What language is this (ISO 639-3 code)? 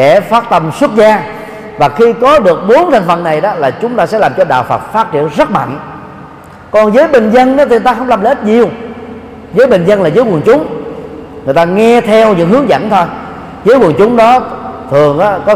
vie